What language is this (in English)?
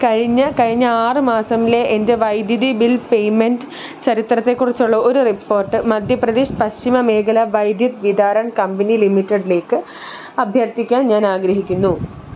Malayalam